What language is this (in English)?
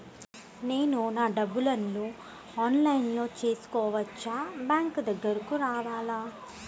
Telugu